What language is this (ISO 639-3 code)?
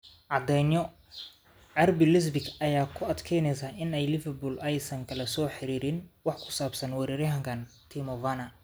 som